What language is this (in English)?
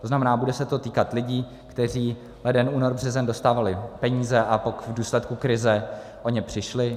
Czech